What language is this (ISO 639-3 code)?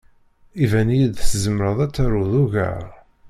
kab